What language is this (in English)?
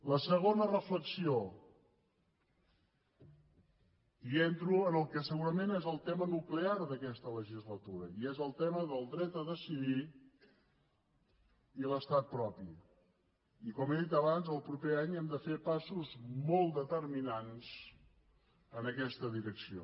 Catalan